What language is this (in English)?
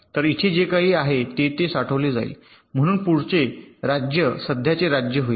Marathi